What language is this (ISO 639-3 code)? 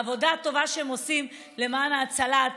heb